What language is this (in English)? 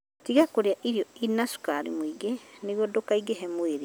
Kikuyu